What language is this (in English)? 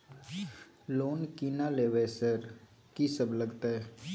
Maithili